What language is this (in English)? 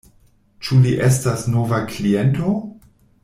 Esperanto